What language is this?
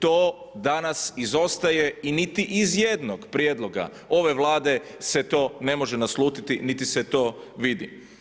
Croatian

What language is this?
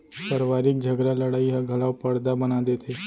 Chhattisgarhi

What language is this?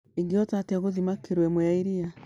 Kikuyu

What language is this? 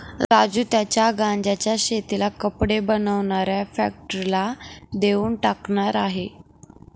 Marathi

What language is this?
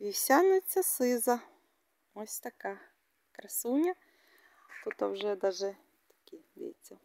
Ukrainian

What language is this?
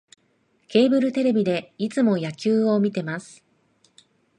Japanese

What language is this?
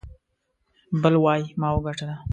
Pashto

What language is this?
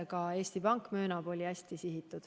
Estonian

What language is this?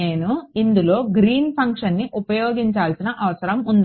Telugu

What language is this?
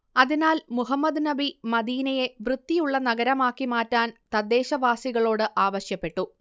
Malayalam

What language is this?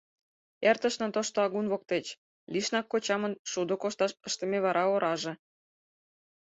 Mari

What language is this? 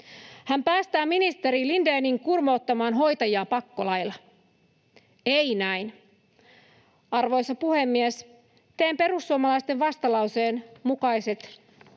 Finnish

